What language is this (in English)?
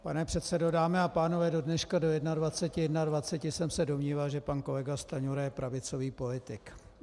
Czech